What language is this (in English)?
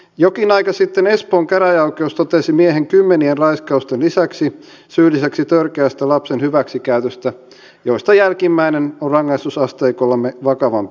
Finnish